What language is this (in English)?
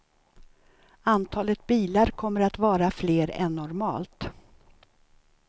Swedish